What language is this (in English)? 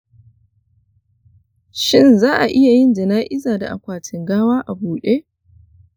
Hausa